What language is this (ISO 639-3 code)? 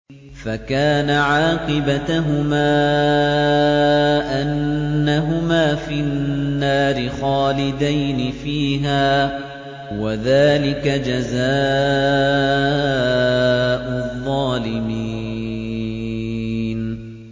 ara